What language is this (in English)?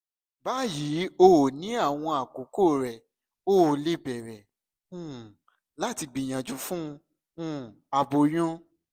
Yoruba